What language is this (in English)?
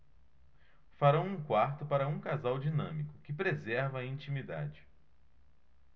Portuguese